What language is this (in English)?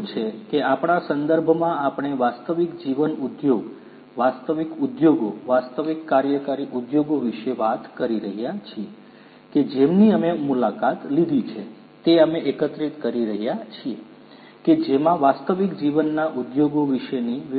Gujarati